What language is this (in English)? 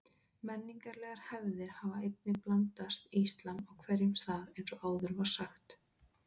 Icelandic